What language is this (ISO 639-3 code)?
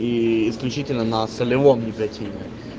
rus